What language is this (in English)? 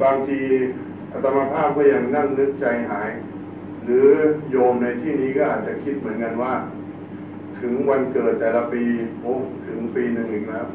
Thai